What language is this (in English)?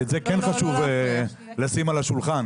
Hebrew